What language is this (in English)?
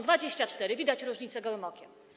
Polish